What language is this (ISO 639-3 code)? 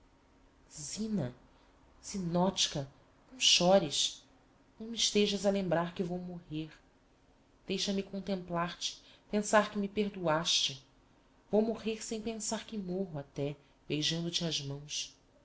por